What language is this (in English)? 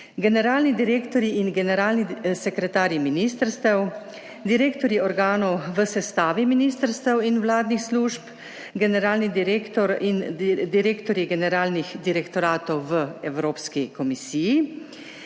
Slovenian